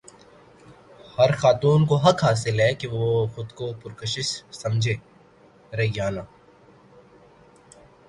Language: Urdu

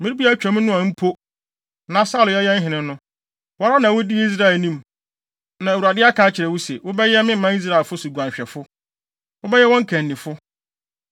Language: Akan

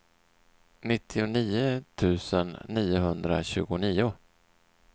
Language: Swedish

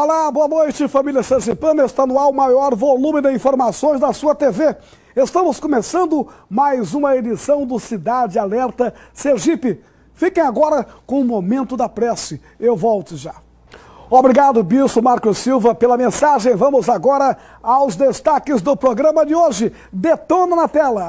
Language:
Portuguese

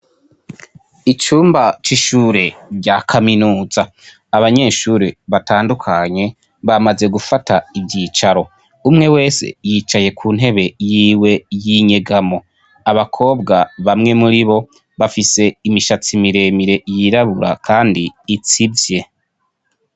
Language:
Rundi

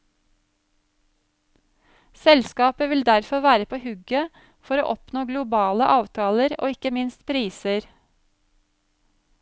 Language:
Norwegian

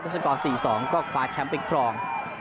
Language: Thai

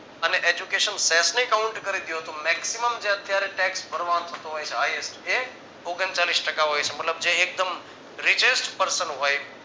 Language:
Gujarati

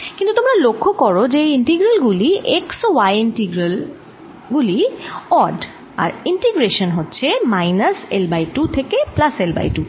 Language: Bangla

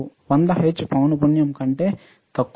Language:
Telugu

